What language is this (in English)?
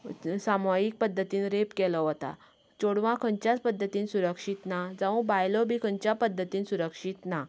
Konkani